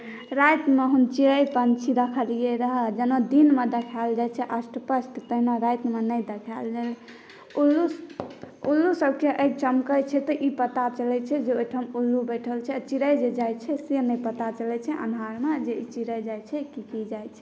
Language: Maithili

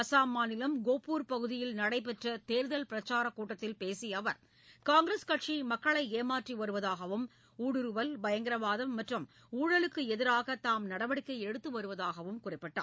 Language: Tamil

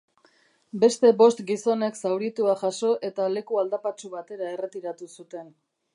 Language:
Basque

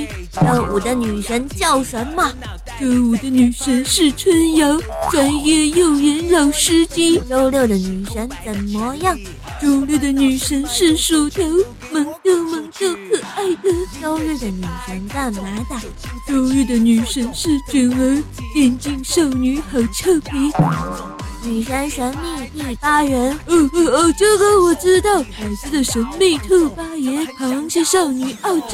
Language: Chinese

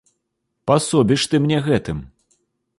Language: Belarusian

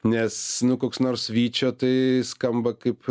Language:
Lithuanian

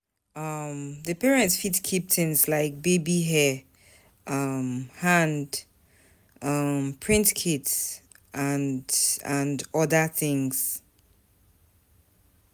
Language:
Nigerian Pidgin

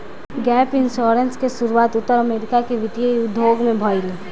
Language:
Bhojpuri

